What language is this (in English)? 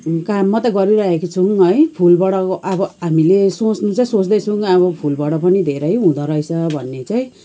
Nepali